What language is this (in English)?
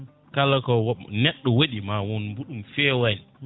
Fula